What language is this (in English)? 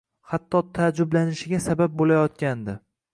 Uzbek